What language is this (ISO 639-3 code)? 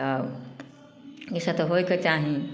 mai